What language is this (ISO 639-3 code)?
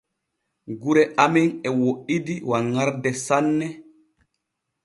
fue